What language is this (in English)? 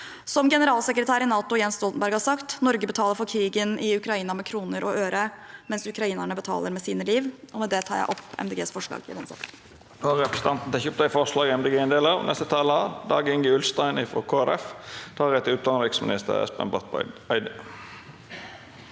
Norwegian